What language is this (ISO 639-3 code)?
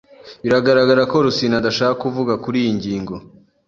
kin